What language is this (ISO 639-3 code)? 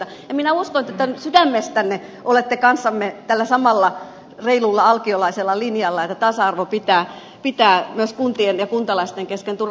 fin